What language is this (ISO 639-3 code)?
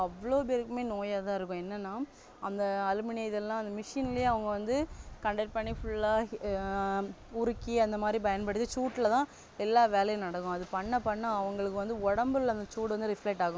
tam